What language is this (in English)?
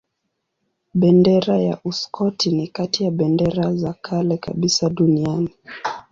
Swahili